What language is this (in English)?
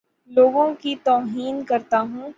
Urdu